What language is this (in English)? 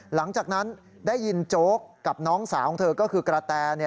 Thai